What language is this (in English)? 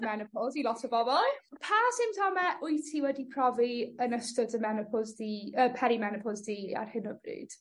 Welsh